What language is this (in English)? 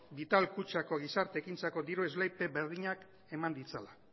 Basque